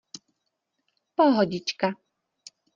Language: Czech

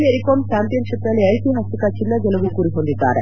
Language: Kannada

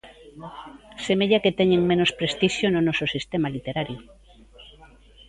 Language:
Galician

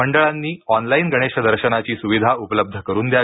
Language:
Marathi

